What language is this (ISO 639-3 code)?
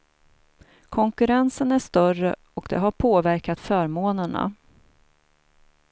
swe